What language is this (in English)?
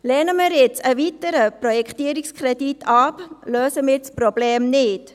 Swiss German